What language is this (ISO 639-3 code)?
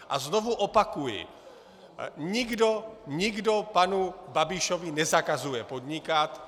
ces